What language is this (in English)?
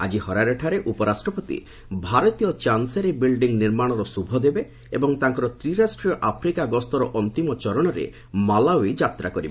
Odia